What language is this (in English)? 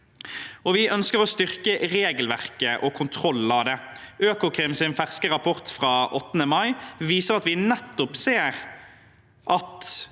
Norwegian